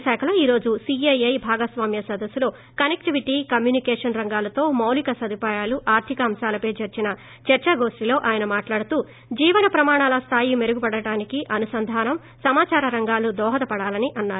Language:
Telugu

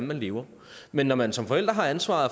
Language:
Danish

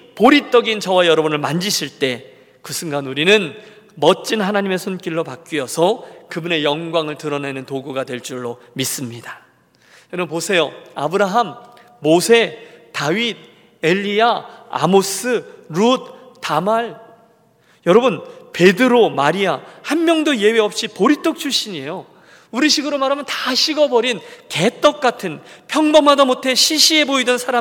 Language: Korean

